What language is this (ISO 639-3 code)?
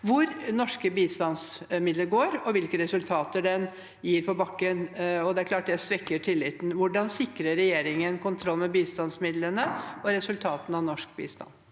nor